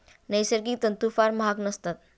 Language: Marathi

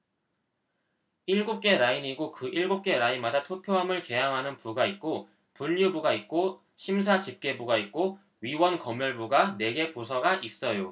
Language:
Korean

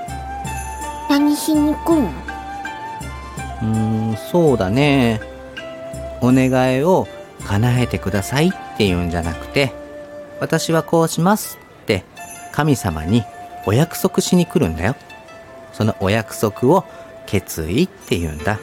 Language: Japanese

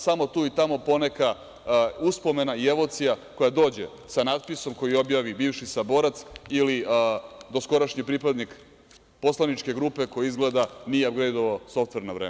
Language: Serbian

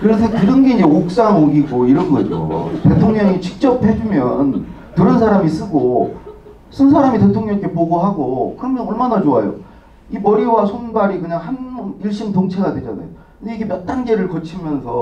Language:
Korean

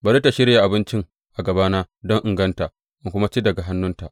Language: Hausa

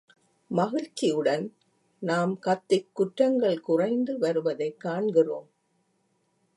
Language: Tamil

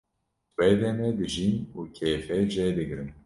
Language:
Kurdish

